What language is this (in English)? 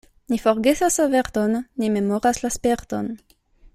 Esperanto